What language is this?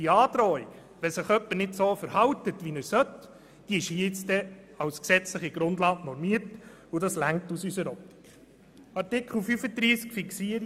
Swiss German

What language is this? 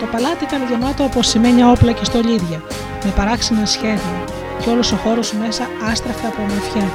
Greek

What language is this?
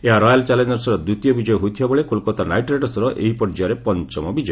Odia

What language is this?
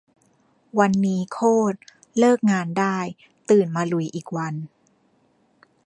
Thai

